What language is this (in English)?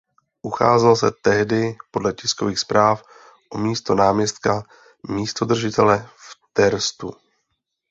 Czech